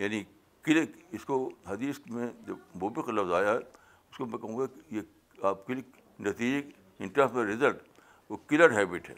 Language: Urdu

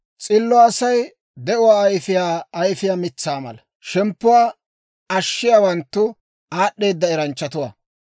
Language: Dawro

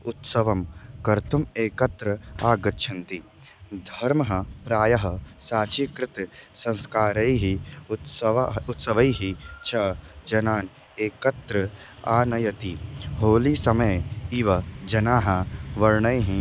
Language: Sanskrit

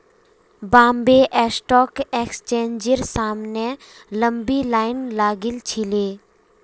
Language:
Magahi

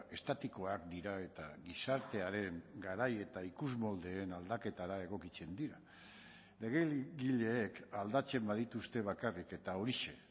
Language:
Basque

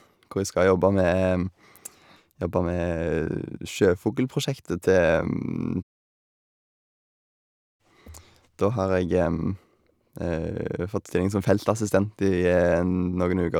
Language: Norwegian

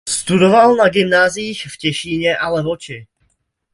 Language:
Czech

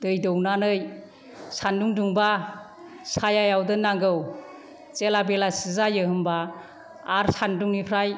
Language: Bodo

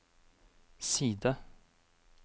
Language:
Norwegian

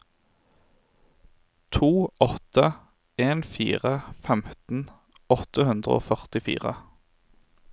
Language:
Norwegian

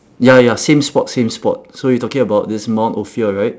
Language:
English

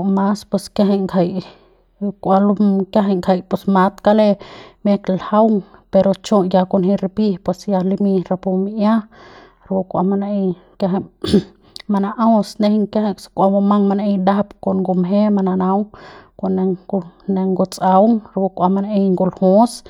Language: Central Pame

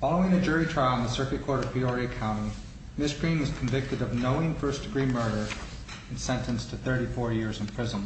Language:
English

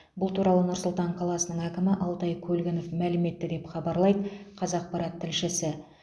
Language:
Kazakh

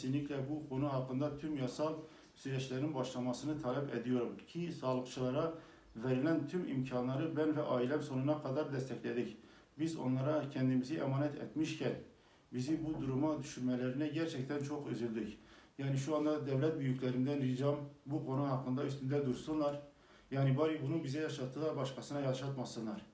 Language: Turkish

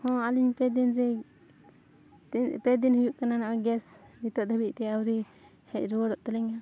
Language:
Santali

